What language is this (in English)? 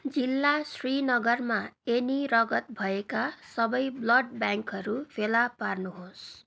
Nepali